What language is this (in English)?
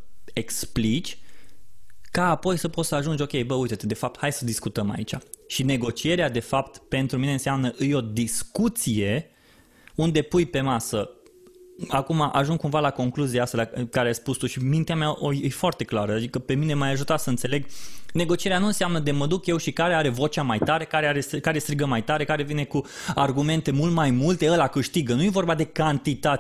Romanian